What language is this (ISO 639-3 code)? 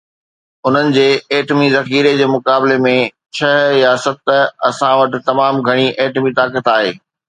snd